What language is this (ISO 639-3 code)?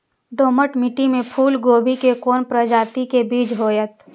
mai